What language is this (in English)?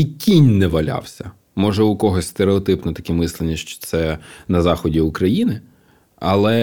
Ukrainian